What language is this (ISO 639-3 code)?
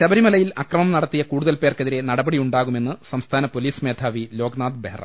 mal